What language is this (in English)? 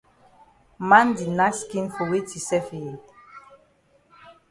Cameroon Pidgin